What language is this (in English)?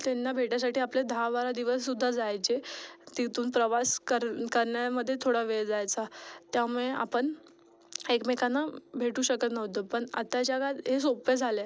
Marathi